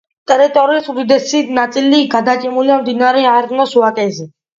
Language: Georgian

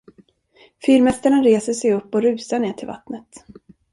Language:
Swedish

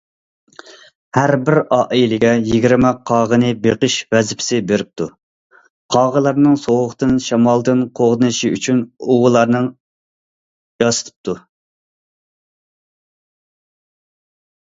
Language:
Uyghur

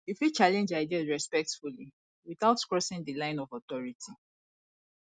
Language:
Nigerian Pidgin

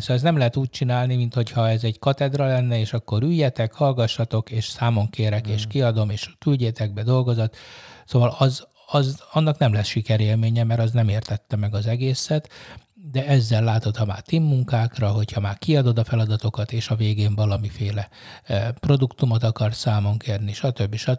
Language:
Hungarian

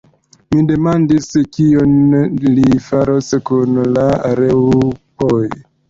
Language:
Esperanto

